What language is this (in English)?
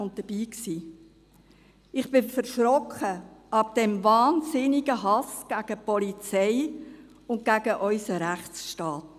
Swiss German